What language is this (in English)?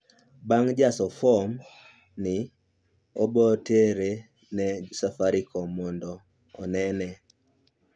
Luo (Kenya and Tanzania)